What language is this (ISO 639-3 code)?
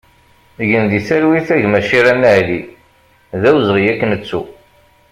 kab